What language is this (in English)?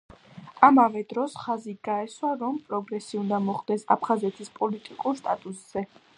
Georgian